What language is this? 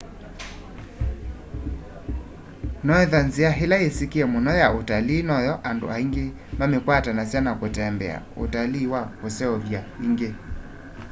Kamba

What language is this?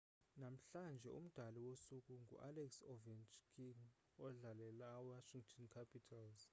Xhosa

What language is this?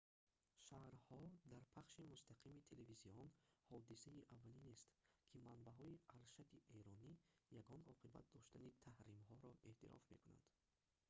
Tajik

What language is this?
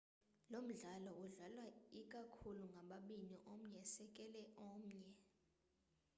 Xhosa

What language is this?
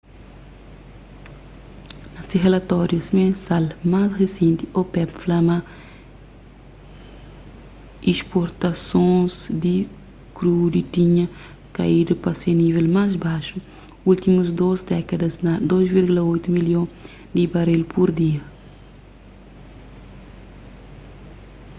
Kabuverdianu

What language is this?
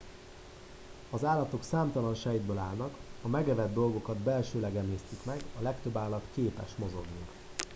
Hungarian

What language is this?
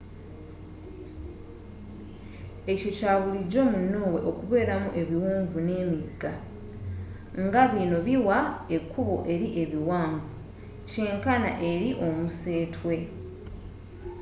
Ganda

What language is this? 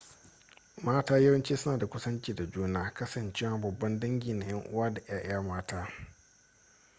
Hausa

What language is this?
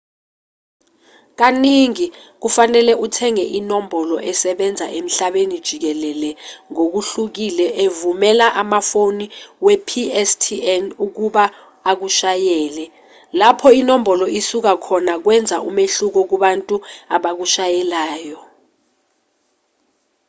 Zulu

